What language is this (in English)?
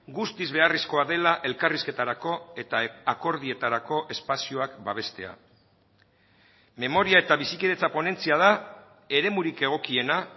Basque